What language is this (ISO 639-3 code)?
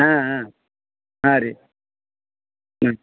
kan